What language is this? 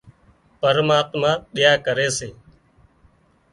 Wadiyara Koli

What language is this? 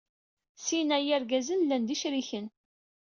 Kabyle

